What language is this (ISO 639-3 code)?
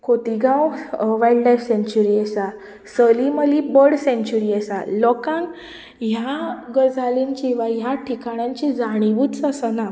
kok